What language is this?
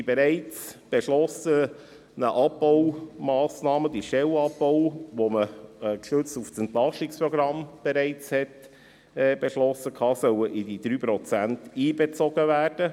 Swiss German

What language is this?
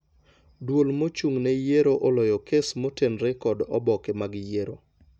Luo (Kenya and Tanzania)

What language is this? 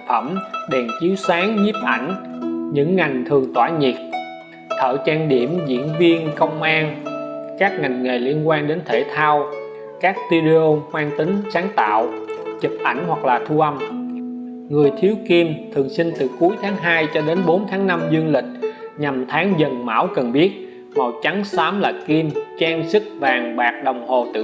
Vietnamese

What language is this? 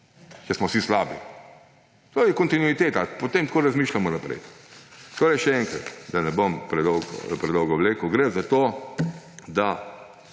Slovenian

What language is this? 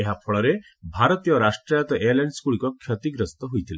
Odia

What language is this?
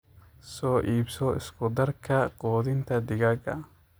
Somali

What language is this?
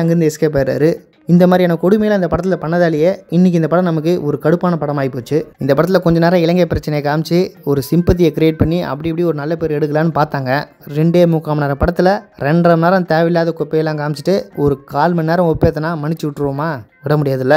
Hindi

